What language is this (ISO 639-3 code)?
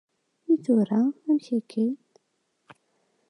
kab